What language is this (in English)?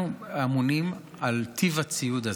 Hebrew